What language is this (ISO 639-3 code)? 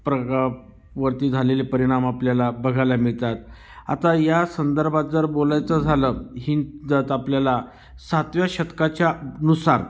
mar